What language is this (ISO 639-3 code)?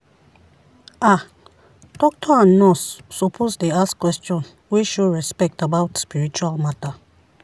pcm